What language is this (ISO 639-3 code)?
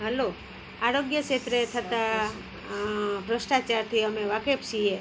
guj